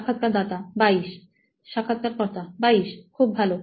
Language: Bangla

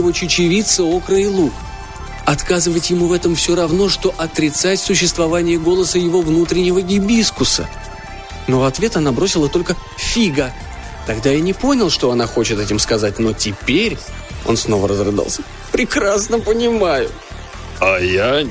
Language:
Russian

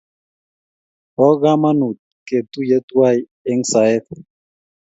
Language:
Kalenjin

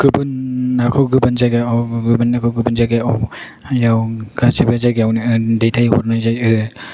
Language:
Bodo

